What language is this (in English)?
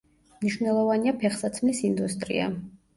Georgian